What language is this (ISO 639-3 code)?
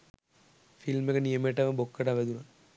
sin